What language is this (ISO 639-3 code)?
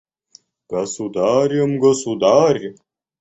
rus